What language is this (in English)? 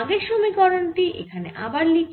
Bangla